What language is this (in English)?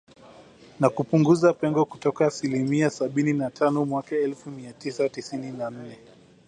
Swahili